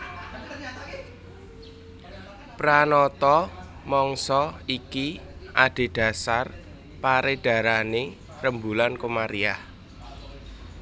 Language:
Javanese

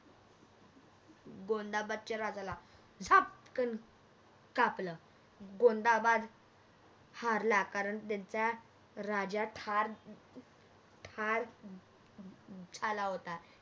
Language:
Marathi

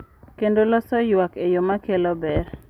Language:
Luo (Kenya and Tanzania)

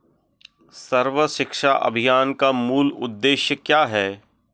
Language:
Hindi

